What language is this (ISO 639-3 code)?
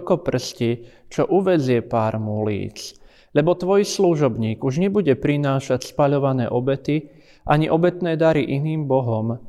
slk